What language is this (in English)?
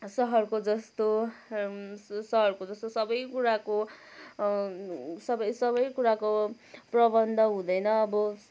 Nepali